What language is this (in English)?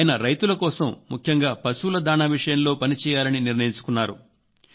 Telugu